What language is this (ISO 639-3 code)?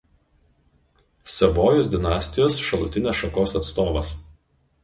lit